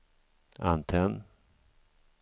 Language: Swedish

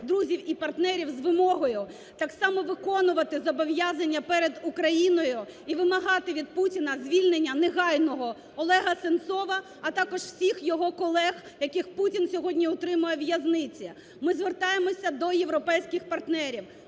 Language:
Ukrainian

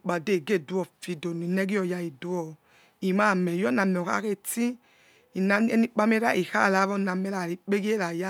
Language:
Yekhee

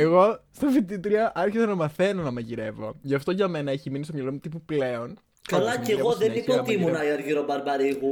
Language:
Greek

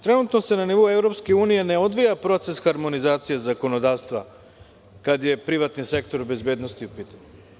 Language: Serbian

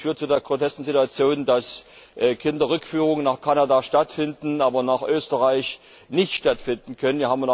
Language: German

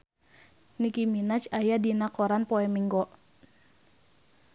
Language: Sundanese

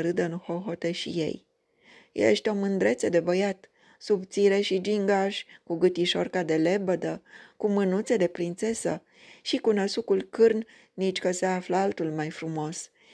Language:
Romanian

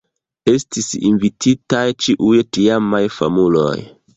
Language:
Esperanto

